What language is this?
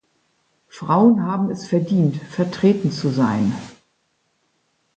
German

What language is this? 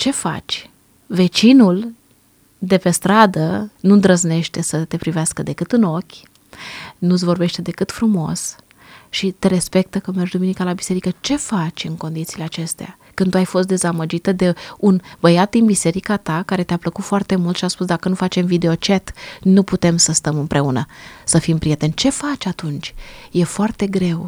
Romanian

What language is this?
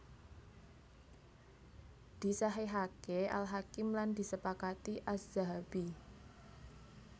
Javanese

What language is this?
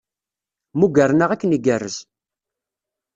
Kabyle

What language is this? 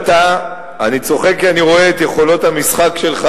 Hebrew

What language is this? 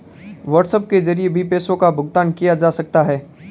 Hindi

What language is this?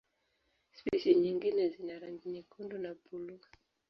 Swahili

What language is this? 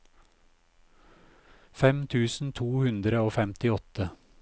Norwegian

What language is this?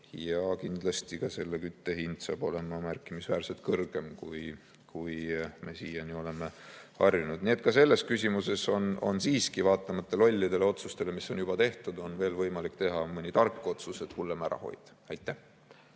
Estonian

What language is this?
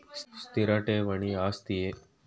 Kannada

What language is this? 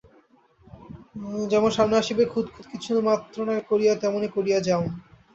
Bangla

